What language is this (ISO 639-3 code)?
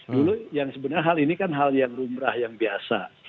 ind